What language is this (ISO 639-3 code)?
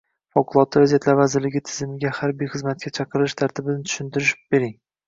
uzb